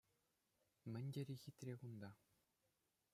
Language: Chuvash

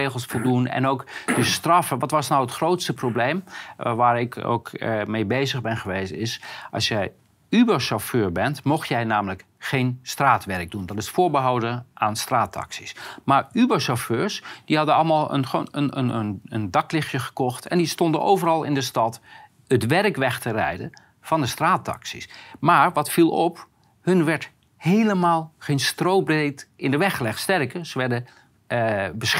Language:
Dutch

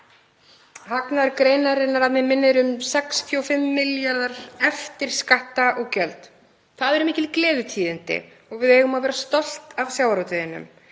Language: Icelandic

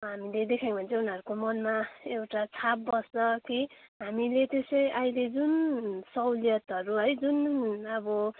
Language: Nepali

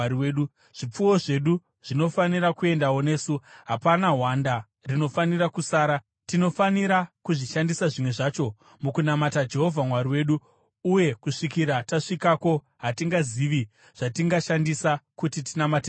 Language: Shona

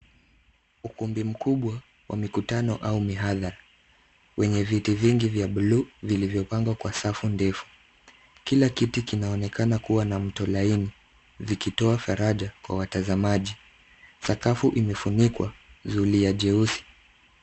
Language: Swahili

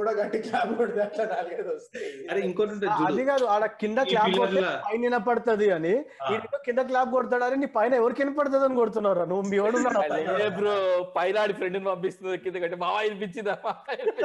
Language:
Telugu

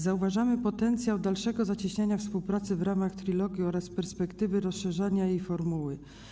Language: Polish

